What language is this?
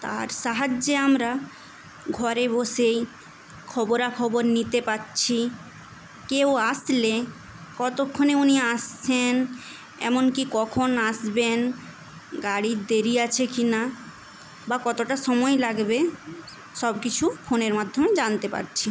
Bangla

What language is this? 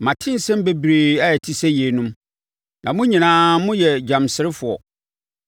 Akan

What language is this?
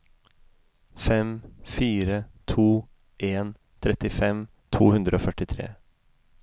Norwegian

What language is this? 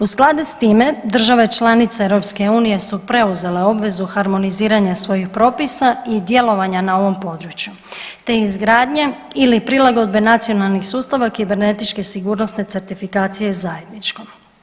Croatian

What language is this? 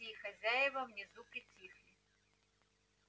Russian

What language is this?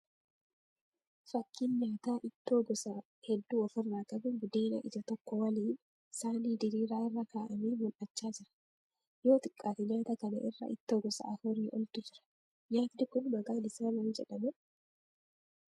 Oromo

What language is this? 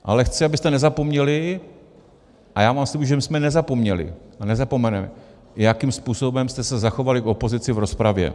Czech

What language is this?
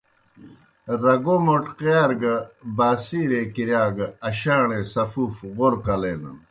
Kohistani Shina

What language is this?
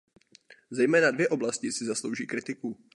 Czech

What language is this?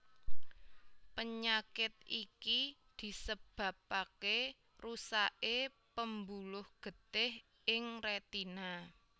Javanese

